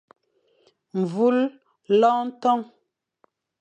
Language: Fang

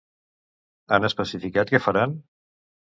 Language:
Catalan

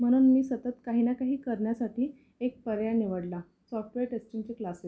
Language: Marathi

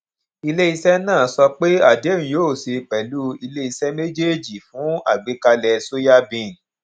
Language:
Yoruba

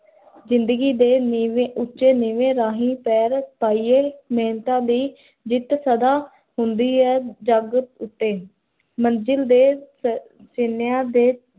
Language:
Punjabi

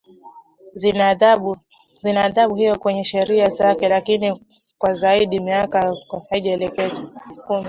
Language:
Swahili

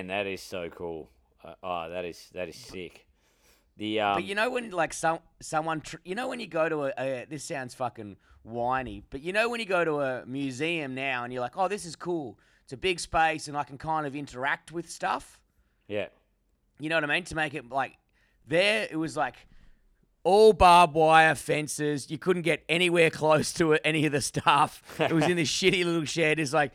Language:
English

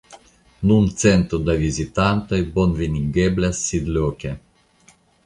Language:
Esperanto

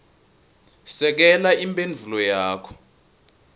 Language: Swati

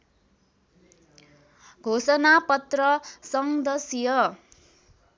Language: Nepali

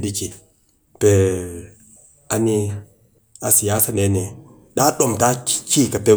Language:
Cakfem-Mushere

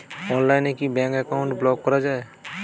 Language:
Bangla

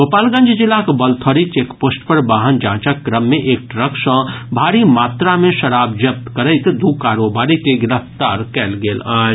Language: Maithili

